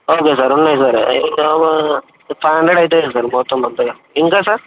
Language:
Telugu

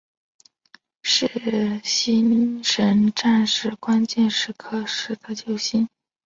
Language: Chinese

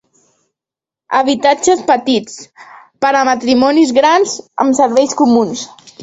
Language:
Catalan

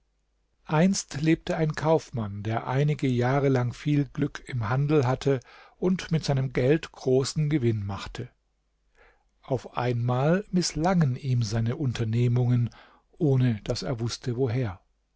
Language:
German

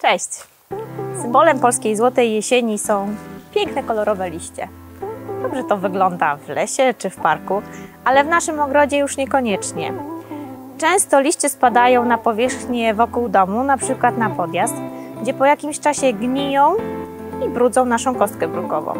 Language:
Polish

